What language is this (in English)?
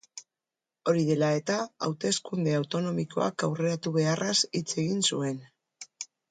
Basque